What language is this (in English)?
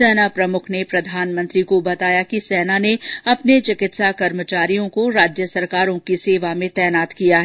Hindi